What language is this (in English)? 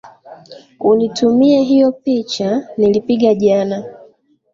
Swahili